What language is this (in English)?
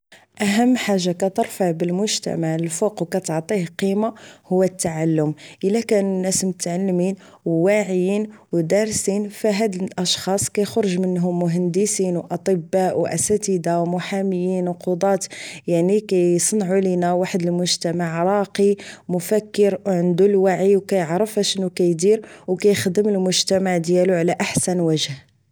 Moroccan Arabic